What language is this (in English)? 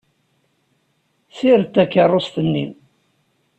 Kabyle